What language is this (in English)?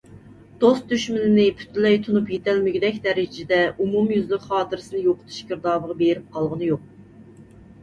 Uyghur